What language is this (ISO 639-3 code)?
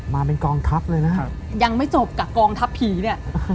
tha